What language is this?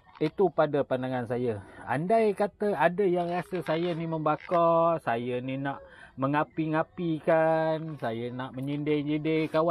Malay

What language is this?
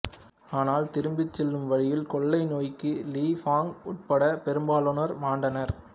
Tamil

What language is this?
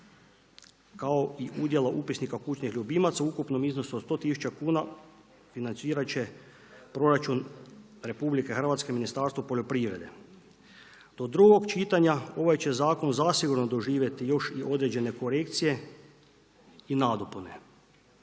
Croatian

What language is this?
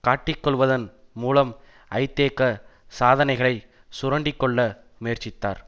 Tamil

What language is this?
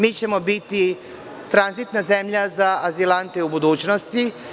Serbian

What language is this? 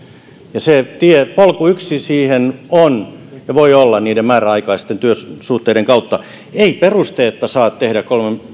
Finnish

